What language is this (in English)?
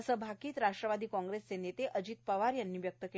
Marathi